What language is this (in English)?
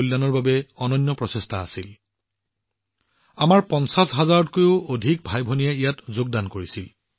Assamese